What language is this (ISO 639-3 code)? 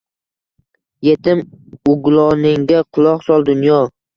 uzb